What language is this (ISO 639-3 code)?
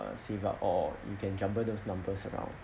eng